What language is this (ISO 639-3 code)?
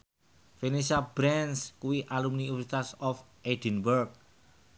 jav